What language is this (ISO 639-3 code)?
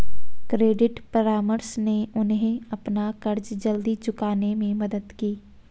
hin